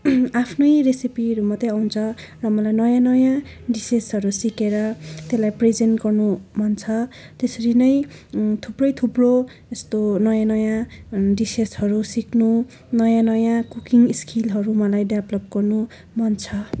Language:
Nepali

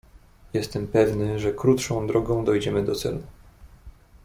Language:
Polish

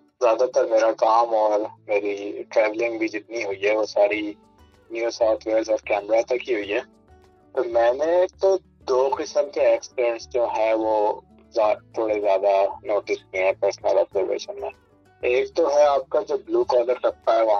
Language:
Urdu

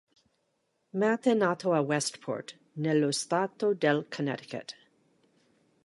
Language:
Italian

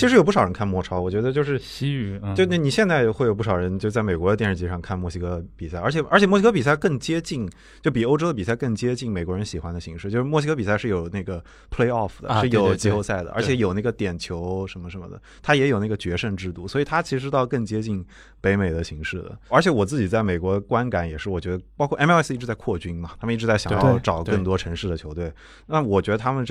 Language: Chinese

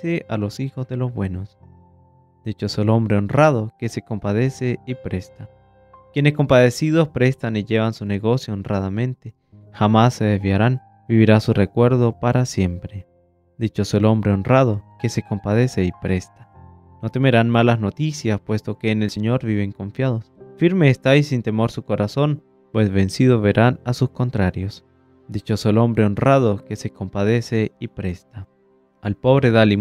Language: Spanish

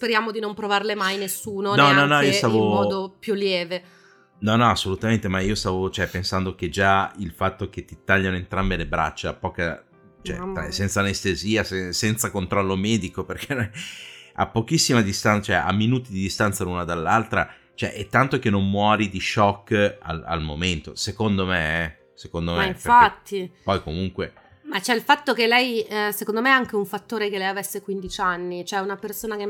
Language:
Italian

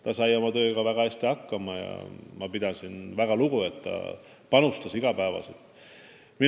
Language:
Estonian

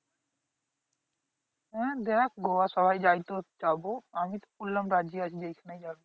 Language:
Bangla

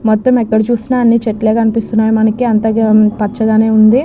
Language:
Telugu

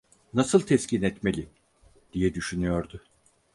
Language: Turkish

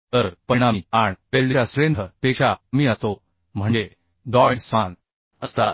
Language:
Marathi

